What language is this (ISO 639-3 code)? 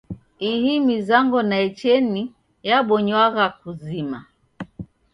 dav